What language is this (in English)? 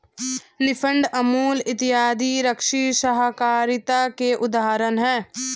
Hindi